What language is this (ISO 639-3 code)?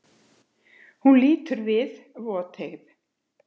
isl